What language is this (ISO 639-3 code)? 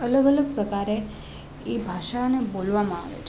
guj